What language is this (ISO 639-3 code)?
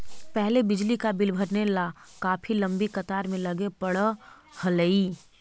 mag